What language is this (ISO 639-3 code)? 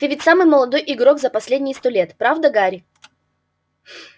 rus